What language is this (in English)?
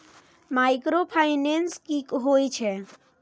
Maithili